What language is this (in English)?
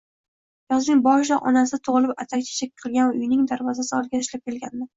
Uzbek